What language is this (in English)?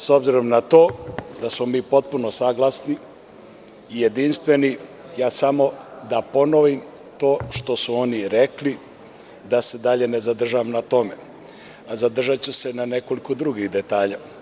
Serbian